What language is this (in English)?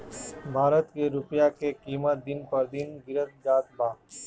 Bhojpuri